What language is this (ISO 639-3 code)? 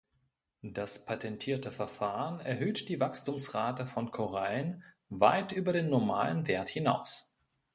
deu